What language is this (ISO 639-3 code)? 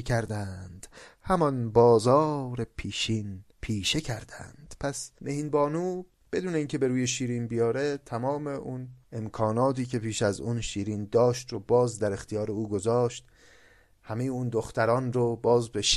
fas